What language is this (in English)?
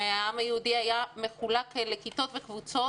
Hebrew